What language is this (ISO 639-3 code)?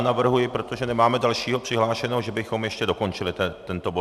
ces